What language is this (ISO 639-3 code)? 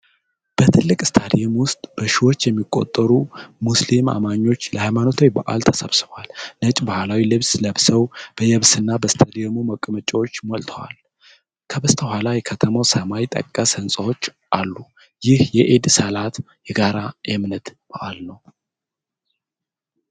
amh